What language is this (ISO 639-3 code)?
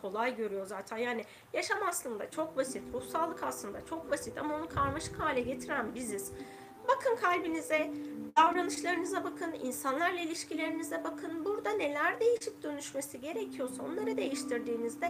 tur